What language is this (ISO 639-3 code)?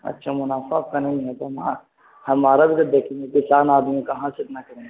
urd